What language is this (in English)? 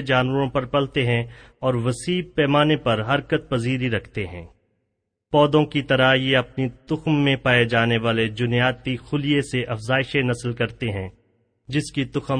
Urdu